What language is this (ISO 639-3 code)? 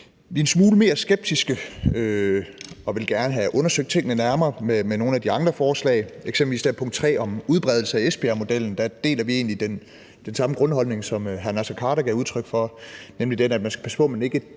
dan